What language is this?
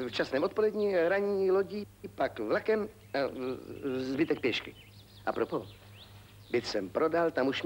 Czech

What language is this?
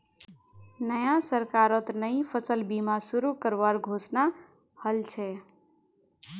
Magahi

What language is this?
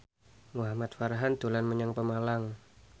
Javanese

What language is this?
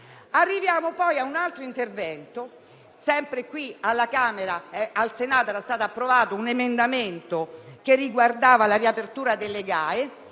Italian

